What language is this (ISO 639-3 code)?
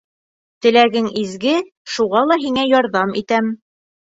bak